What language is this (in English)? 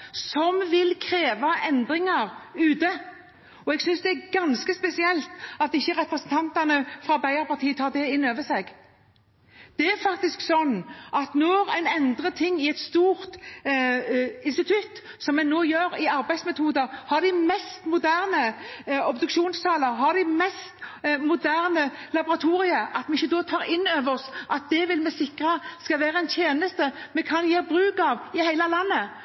Norwegian Bokmål